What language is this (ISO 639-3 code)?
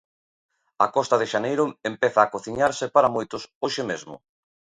glg